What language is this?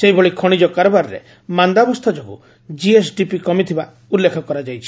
Odia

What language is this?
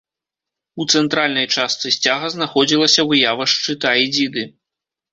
Belarusian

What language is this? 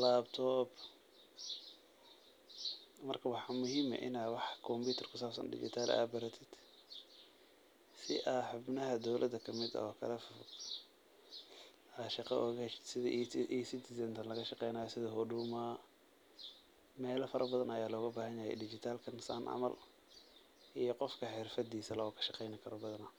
Somali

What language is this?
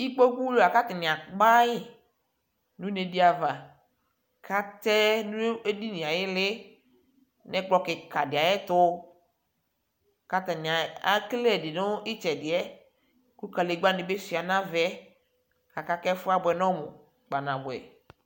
Ikposo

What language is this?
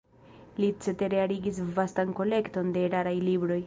Esperanto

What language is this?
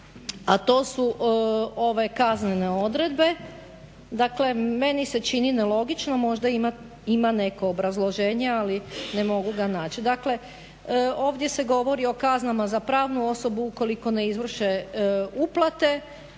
Croatian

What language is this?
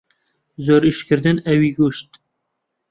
Central Kurdish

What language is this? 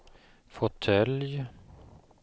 Swedish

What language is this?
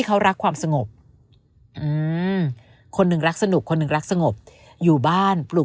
Thai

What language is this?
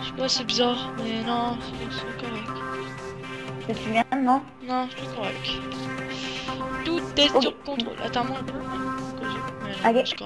French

